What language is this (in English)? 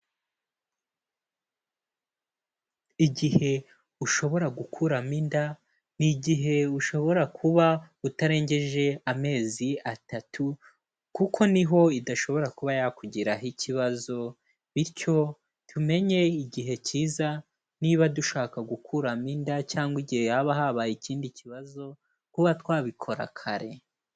Kinyarwanda